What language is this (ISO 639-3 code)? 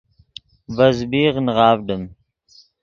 ydg